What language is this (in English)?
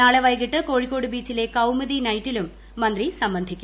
Malayalam